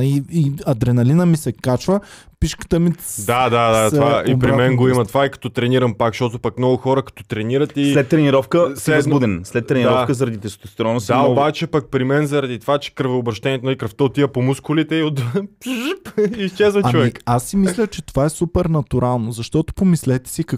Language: Bulgarian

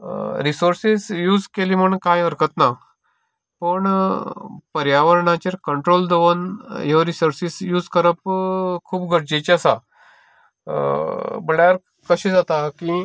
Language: Konkani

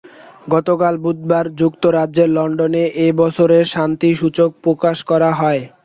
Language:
Bangla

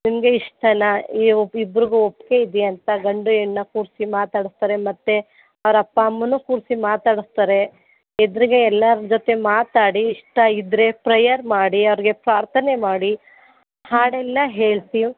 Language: Kannada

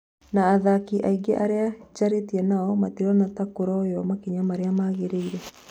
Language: Kikuyu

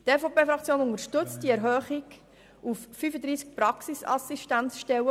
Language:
Swiss German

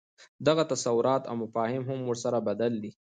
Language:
Pashto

